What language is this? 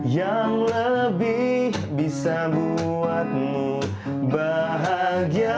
Indonesian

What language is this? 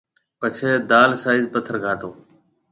Marwari (Pakistan)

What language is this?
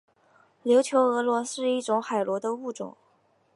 Chinese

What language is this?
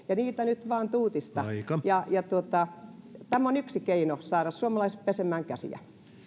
Finnish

